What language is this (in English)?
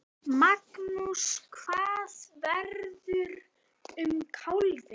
Icelandic